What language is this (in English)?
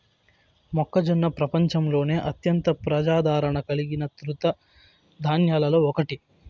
Telugu